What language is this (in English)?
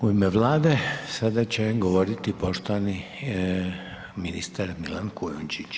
Croatian